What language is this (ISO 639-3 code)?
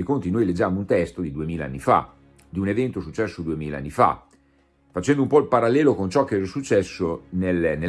ita